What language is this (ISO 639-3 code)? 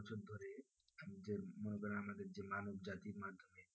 ben